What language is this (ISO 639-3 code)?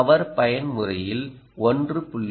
tam